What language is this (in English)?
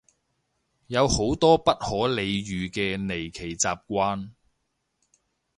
Cantonese